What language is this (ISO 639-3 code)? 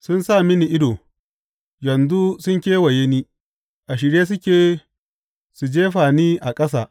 hau